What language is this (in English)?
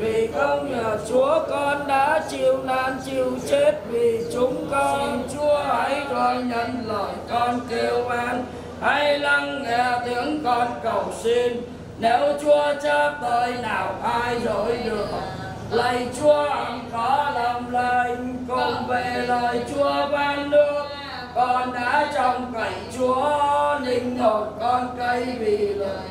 Vietnamese